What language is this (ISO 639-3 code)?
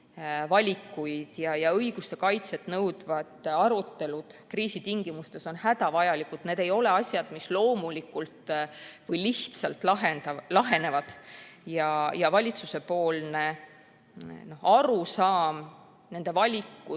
est